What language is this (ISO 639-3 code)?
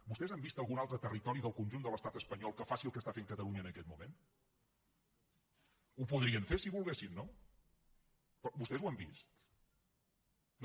cat